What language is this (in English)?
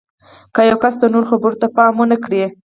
Pashto